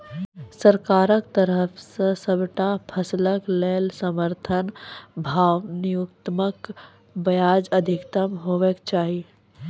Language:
Maithili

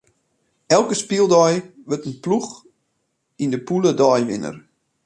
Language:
Western Frisian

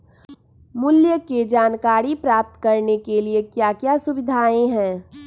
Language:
Magahi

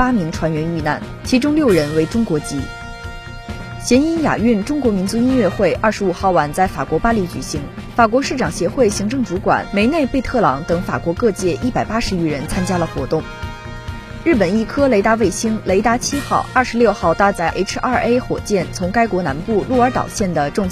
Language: Chinese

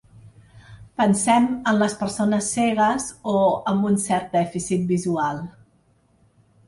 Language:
Catalan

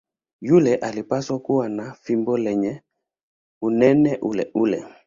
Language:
Swahili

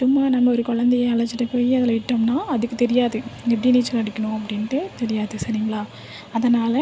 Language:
Tamil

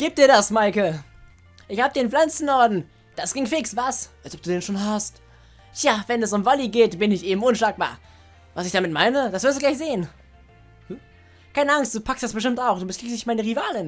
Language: German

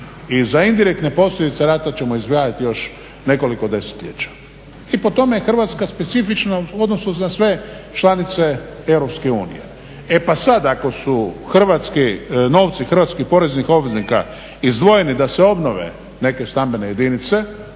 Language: Croatian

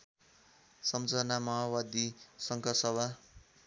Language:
Nepali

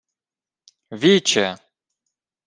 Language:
Ukrainian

